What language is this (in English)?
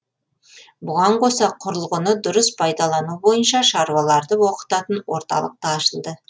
Kazakh